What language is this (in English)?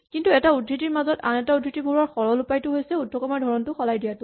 Assamese